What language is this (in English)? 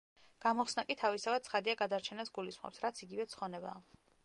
Georgian